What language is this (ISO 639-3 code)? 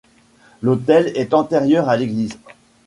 fra